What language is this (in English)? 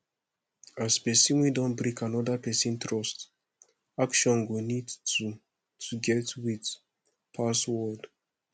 Nigerian Pidgin